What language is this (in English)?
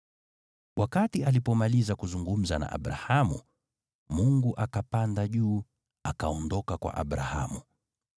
Swahili